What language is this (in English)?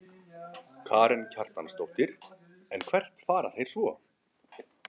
Icelandic